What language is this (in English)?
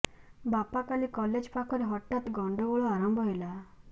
Odia